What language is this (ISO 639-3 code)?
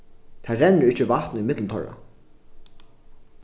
fao